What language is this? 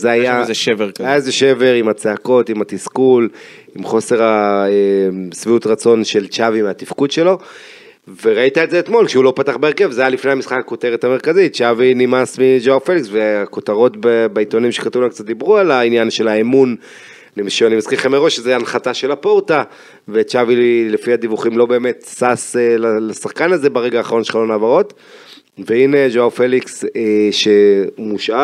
Hebrew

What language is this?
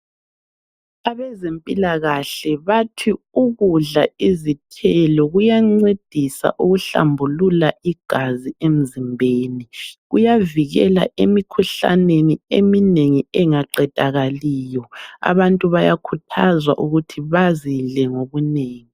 North Ndebele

